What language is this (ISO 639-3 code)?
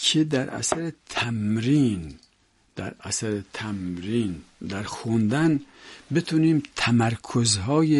fas